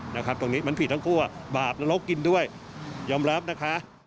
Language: Thai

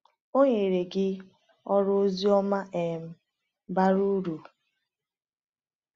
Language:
Igbo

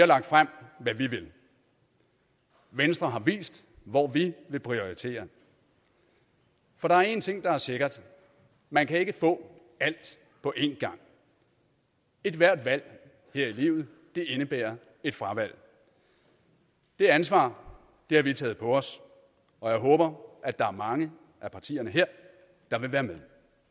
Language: Danish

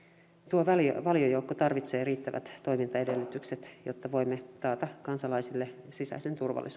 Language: Finnish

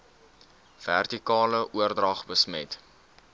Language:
Afrikaans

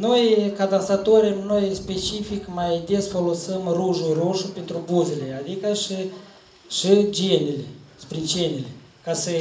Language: Romanian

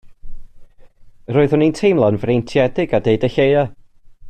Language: Welsh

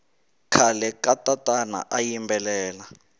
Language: Tsonga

